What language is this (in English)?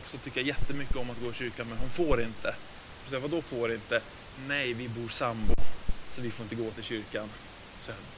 Swedish